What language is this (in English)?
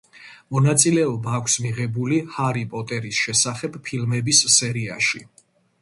Georgian